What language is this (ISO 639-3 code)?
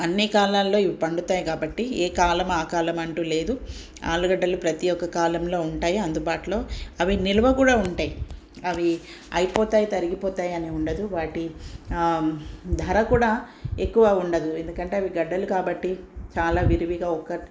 tel